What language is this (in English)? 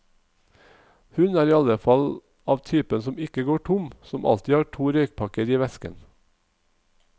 Norwegian